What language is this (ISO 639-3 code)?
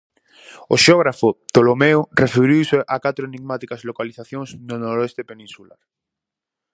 glg